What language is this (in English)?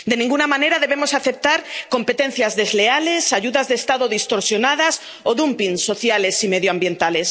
Spanish